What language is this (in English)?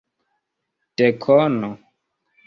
Esperanto